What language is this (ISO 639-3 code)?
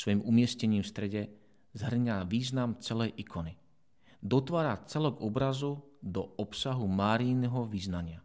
slk